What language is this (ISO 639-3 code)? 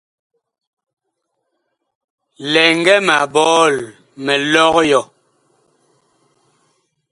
bkh